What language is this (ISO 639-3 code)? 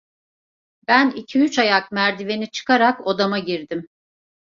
tur